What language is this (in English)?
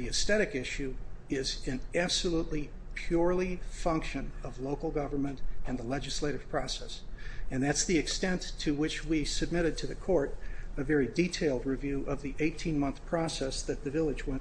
English